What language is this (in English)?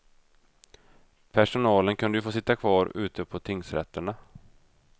Swedish